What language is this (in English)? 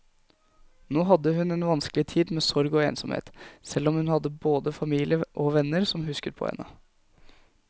Norwegian